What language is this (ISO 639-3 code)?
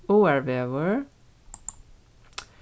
fao